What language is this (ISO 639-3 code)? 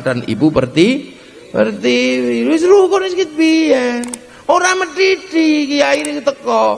ind